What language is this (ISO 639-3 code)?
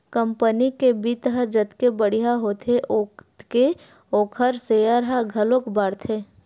hne